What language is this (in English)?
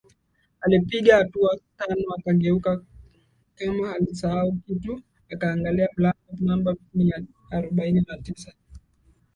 Swahili